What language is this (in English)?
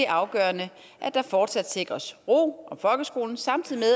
Danish